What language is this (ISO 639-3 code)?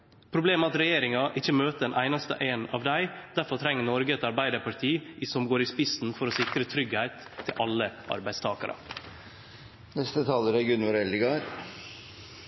nno